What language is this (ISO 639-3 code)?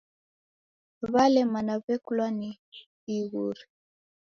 dav